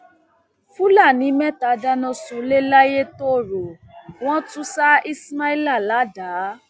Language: Yoruba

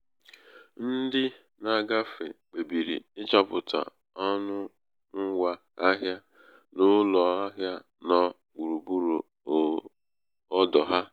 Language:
Igbo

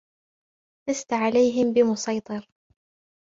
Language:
Arabic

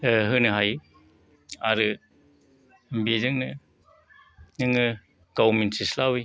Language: Bodo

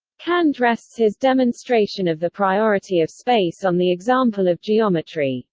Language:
English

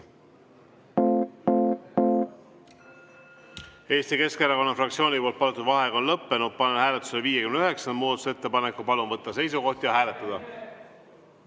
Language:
Estonian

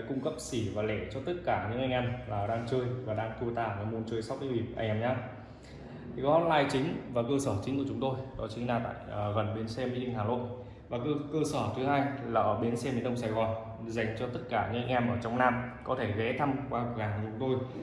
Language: Vietnamese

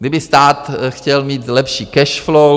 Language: Czech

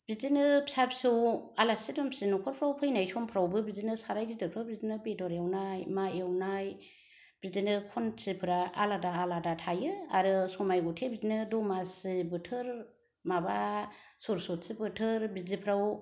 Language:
Bodo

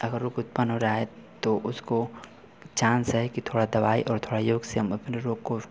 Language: Hindi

